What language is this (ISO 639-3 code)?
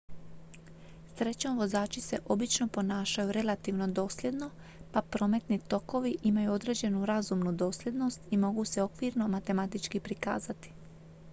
hrv